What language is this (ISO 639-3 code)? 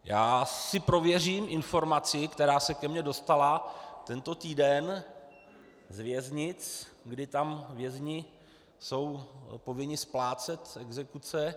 ces